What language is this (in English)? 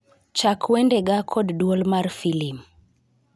Luo (Kenya and Tanzania)